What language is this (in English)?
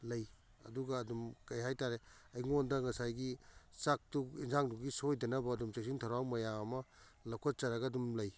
Manipuri